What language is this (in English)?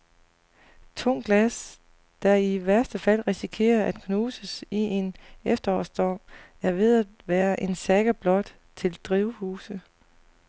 Danish